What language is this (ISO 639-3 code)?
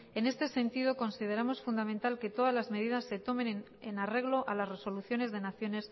spa